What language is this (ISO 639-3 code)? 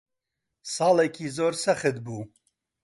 ckb